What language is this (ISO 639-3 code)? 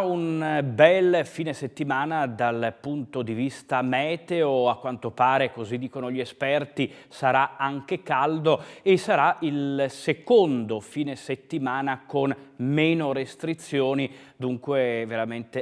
ita